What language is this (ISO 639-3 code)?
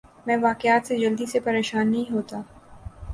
urd